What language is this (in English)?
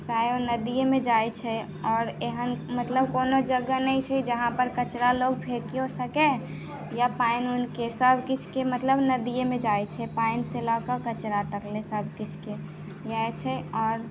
Maithili